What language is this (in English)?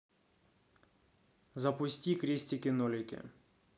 Russian